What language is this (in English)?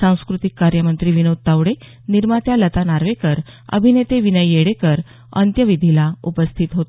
Marathi